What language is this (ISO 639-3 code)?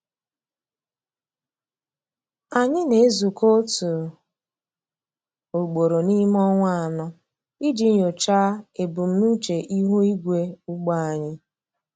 ibo